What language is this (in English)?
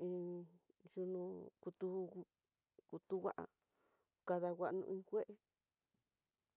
Tidaá Mixtec